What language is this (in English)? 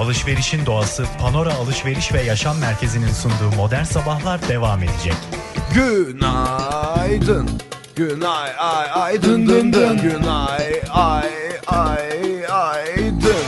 Turkish